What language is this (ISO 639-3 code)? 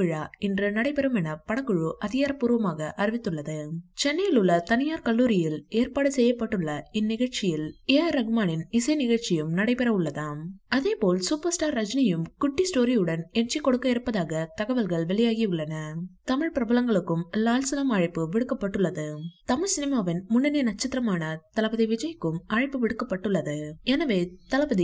tam